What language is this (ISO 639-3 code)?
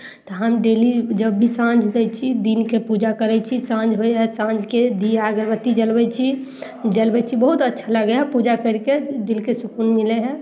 mai